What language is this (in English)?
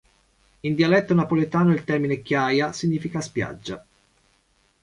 Italian